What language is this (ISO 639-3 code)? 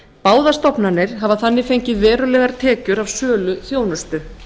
isl